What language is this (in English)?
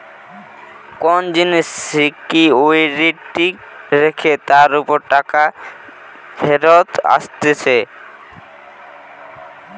Bangla